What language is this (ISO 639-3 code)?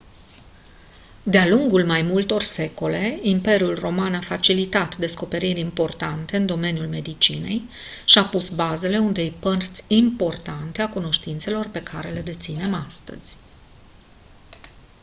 ron